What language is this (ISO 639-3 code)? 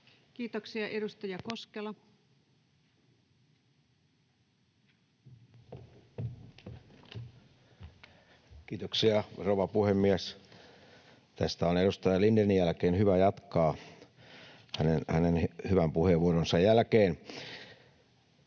fin